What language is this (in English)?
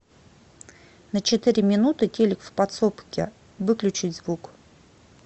Russian